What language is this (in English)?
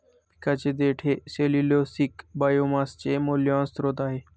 Marathi